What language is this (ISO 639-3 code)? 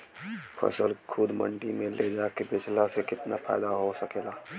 bho